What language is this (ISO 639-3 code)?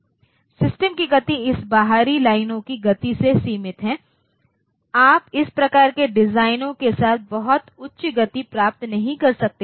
hin